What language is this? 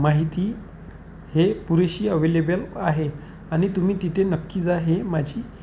Marathi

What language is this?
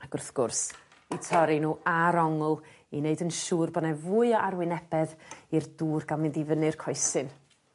Welsh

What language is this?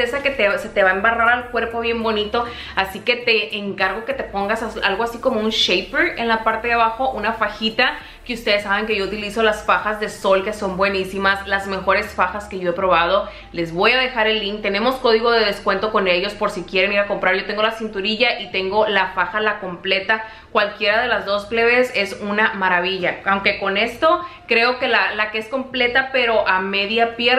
Spanish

